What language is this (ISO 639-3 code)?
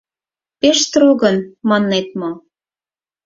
chm